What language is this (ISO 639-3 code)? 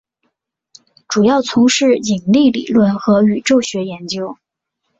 zho